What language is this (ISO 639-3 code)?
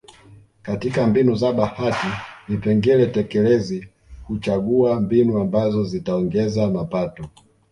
swa